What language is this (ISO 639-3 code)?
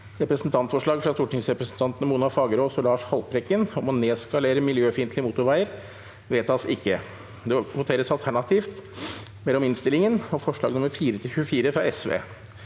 nor